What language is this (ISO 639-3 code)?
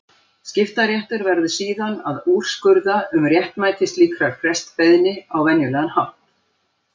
isl